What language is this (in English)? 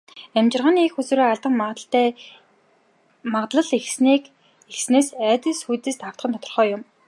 Mongolian